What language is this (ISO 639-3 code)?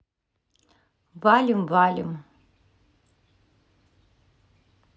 rus